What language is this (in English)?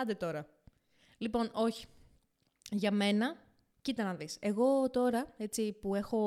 Greek